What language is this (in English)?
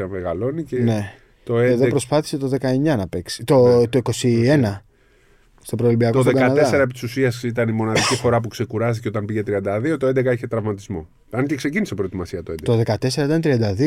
Greek